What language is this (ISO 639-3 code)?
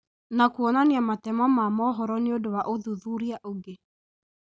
kik